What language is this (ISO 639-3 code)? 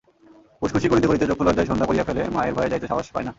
ben